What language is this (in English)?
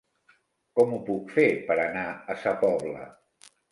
Catalan